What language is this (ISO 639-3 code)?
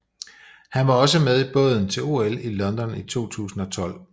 dan